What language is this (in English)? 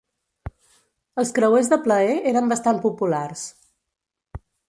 Catalan